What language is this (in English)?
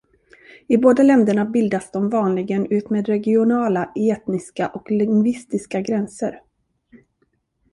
Swedish